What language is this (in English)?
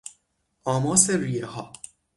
Persian